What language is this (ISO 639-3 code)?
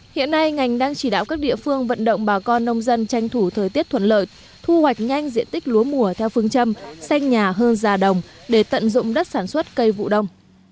vie